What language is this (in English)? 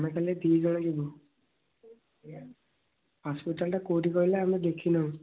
Odia